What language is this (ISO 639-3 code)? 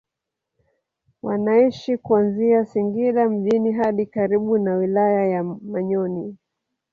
swa